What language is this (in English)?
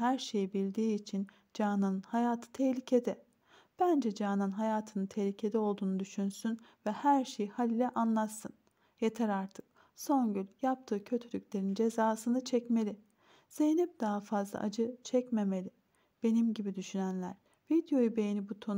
Turkish